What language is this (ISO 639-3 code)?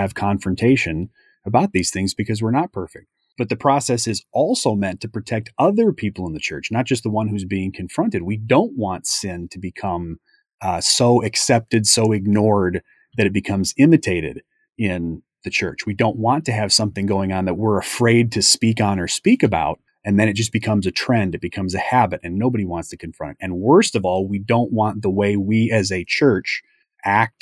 eng